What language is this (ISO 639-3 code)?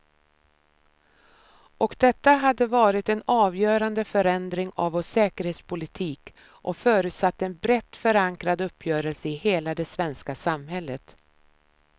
swe